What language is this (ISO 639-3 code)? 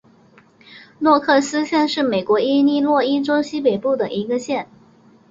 zho